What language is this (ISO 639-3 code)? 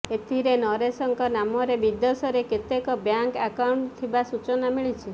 ori